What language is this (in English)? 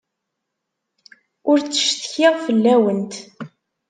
Kabyle